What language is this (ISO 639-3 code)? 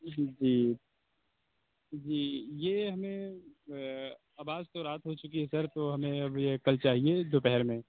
urd